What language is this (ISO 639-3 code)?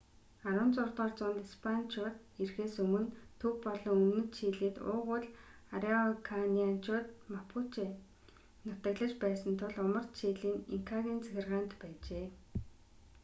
mon